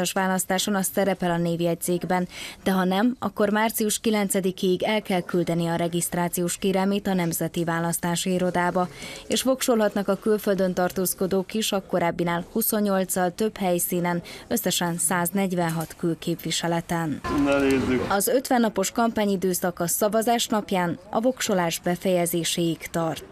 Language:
Hungarian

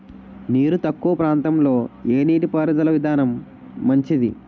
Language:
Telugu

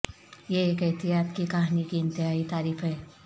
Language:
Urdu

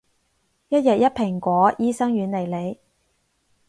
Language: Cantonese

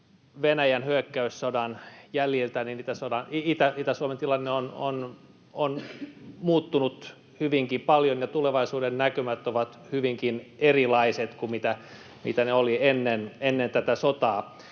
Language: Finnish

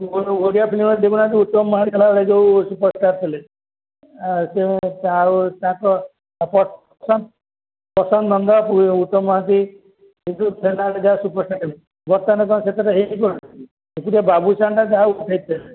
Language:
Odia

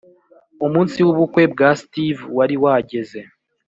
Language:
Kinyarwanda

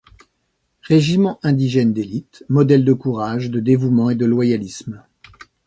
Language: French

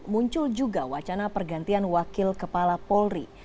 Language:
Indonesian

